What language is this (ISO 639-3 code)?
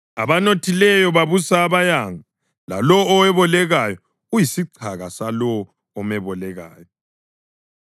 nde